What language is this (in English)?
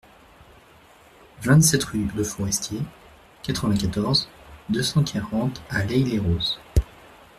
French